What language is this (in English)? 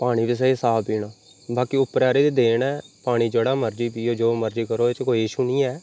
Dogri